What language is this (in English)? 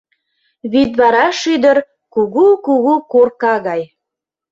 Mari